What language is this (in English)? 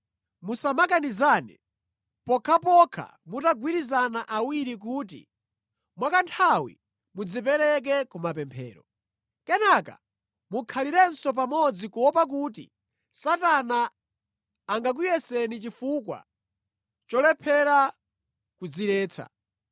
Nyanja